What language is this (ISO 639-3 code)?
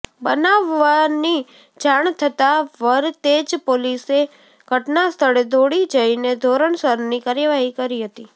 guj